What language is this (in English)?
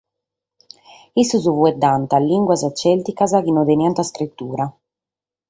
Sardinian